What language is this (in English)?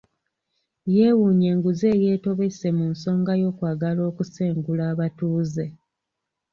Ganda